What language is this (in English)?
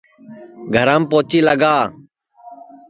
Sansi